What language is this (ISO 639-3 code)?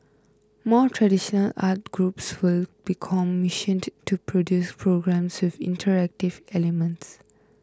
eng